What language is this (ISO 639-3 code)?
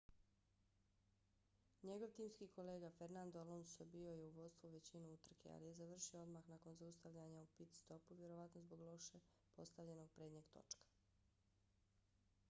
bos